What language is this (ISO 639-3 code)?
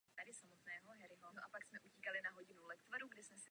ces